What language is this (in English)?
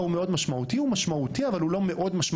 Hebrew